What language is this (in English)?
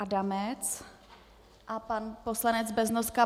Czech